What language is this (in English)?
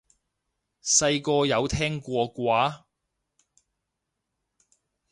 Cantonese